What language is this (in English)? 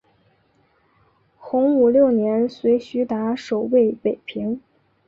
Chinese